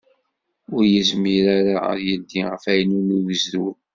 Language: Kabyle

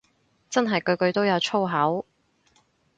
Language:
Cantonese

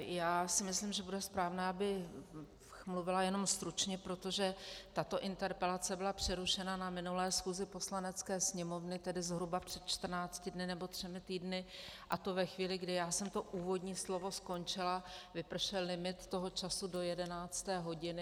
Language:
Czech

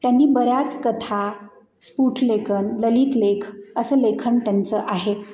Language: Marathi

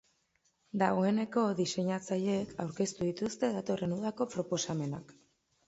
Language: Basque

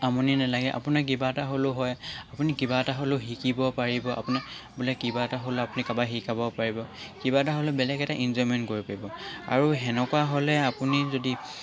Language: Assamese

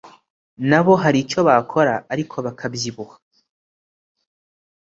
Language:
Kinyarwanda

